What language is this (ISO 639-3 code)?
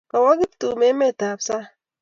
kln